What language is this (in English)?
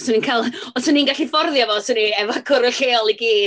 Welsh